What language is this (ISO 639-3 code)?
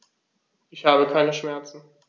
deu